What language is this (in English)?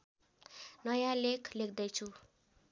Nepali